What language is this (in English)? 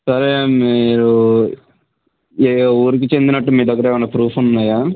Telugu